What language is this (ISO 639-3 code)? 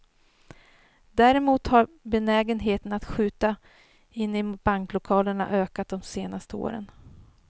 swe